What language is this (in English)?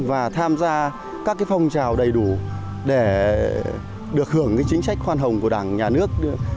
Vietnamese